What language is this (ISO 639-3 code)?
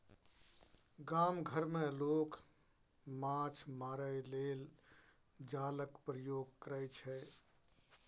mai